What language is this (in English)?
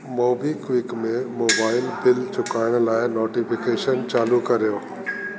Sindhi